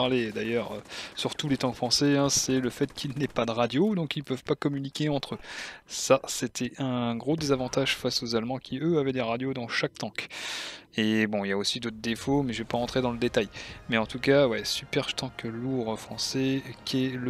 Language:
French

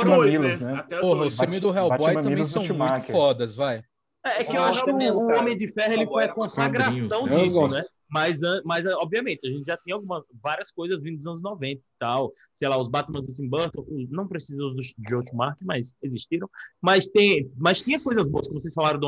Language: Portuguese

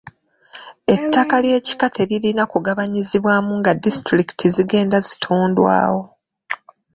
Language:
Ganda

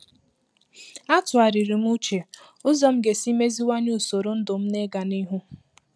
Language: Igbo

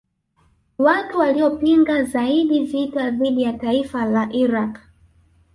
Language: Swahili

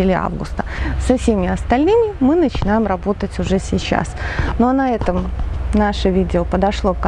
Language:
Russian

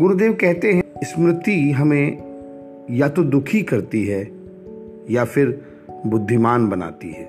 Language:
Hindi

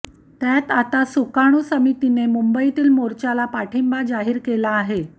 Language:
Marathi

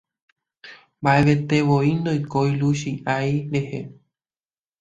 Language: Guarani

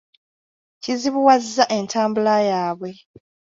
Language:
Ganda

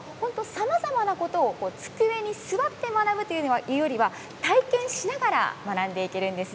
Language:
Japanese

